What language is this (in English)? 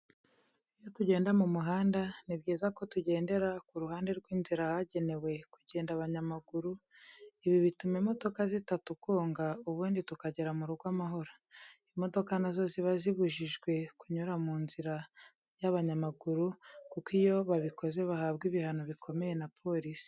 Kinyarwanda